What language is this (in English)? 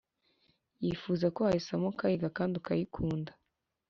Kinyarwanda